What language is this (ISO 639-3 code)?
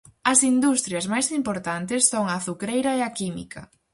glg